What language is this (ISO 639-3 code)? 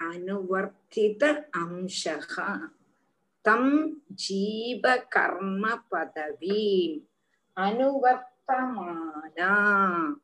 tam